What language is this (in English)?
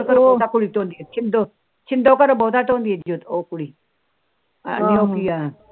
Punjabi